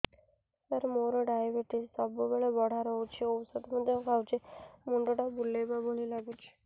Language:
Odia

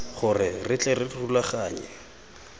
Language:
Tswana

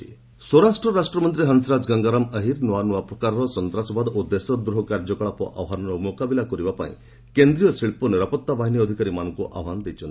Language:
Odia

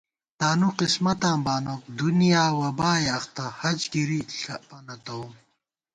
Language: Gawar-Bati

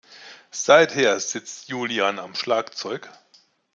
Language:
German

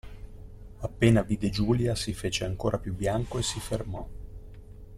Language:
Italian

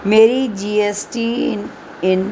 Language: Urdu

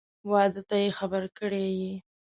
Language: Pashto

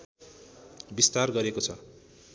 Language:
Nepali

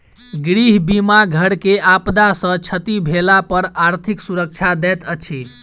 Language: Maithili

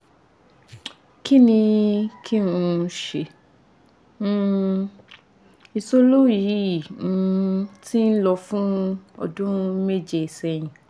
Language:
Yoruba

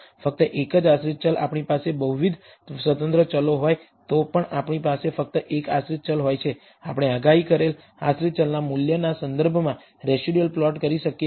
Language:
Gujarati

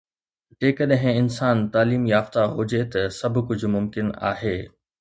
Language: Sindhi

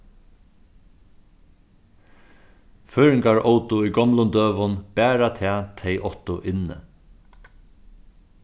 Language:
Faroese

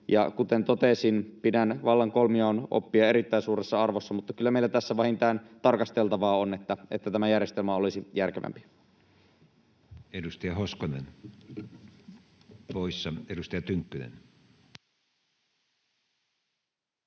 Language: Finnish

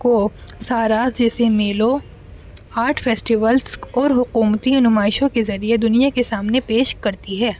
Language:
Urdu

